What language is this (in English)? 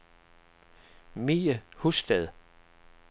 Danish